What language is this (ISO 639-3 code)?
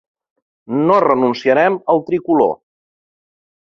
cat